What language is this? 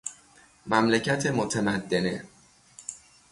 Persian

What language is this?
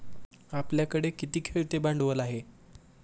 Marathi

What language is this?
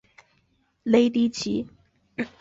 Chinese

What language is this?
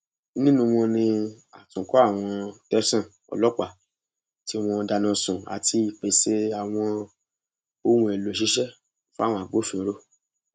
Yoruba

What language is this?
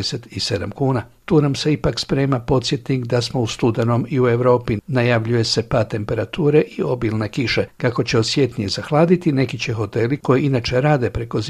Croatian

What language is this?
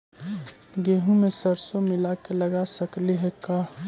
Magahi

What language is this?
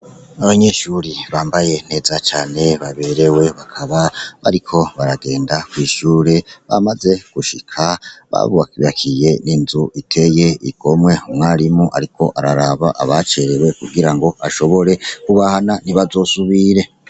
Rundi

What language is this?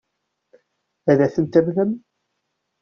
Kabyle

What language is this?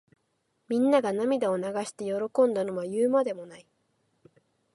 Japanese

